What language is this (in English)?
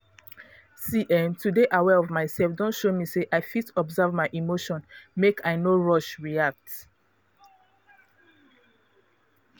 Nigerian Pidgin